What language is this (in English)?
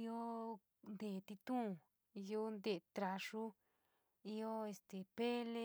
San Miguel El Grande Mixtec